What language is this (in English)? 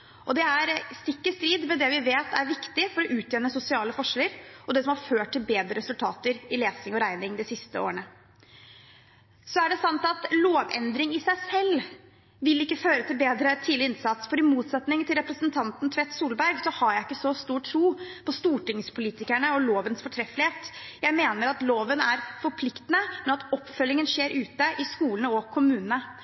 Norwegian Bokmål